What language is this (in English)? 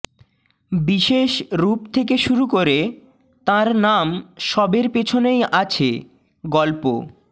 Bangla